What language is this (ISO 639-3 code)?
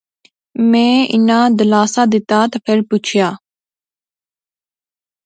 phr